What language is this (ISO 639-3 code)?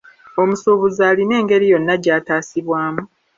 lug